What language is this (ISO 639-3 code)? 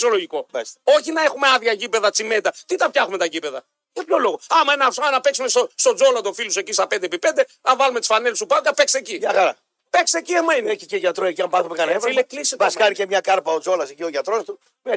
ell